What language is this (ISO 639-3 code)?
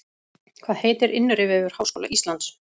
isl